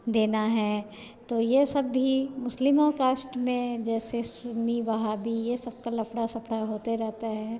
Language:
Hindi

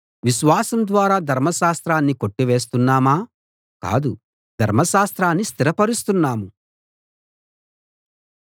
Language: Telugu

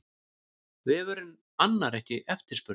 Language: Icelandic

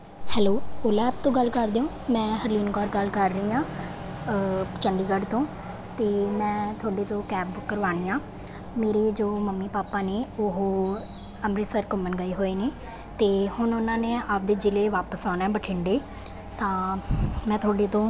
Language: Punjabi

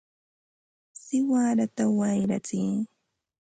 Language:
Ambo-Pasco Quechua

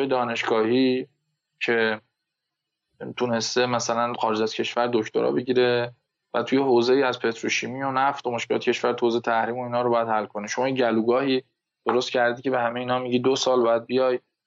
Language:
Persian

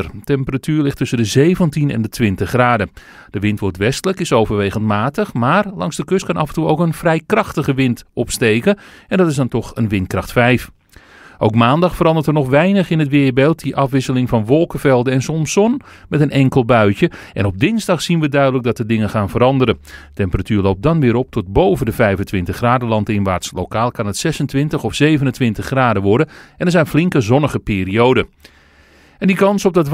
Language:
Dutch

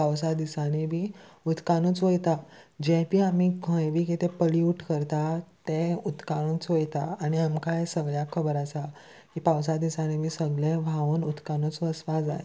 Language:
Konkani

